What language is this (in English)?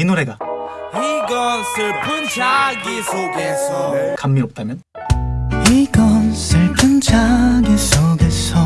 Korean